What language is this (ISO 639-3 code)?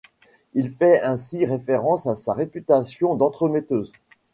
fra